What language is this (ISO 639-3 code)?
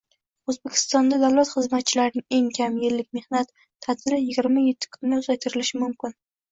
uzb